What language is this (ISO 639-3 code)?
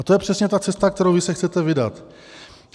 ces